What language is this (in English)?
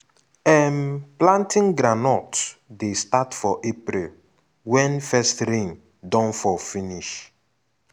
Nigerian Pidgin